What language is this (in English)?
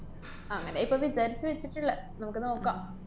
Malayalam